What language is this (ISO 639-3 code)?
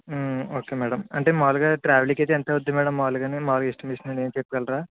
tel